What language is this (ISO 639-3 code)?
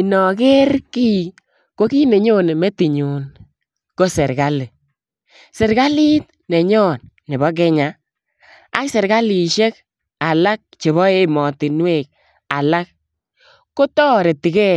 kln